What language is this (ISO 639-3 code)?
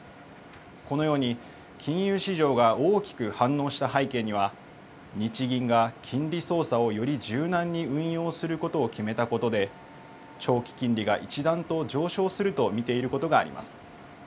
jpn